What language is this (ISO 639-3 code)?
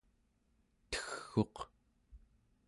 esu